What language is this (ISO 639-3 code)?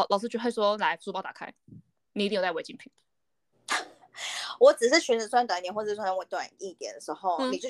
zho